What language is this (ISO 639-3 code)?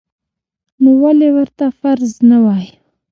pus